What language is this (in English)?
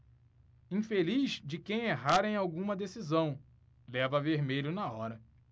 Portuguese